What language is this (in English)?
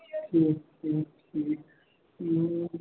Kashmiri